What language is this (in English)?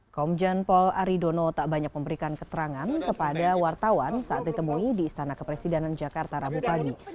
Indonesian